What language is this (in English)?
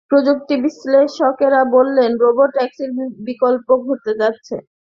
Bangla